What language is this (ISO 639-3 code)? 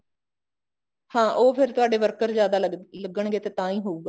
pan